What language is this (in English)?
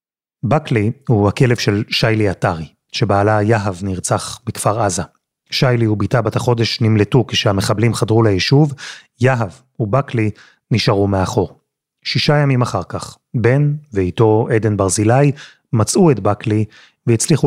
Hebrew